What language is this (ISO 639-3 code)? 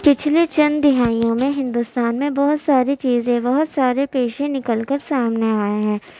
urd